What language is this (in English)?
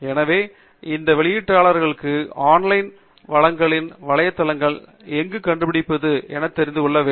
Tamil